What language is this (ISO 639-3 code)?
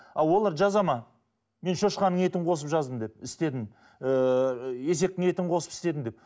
kaz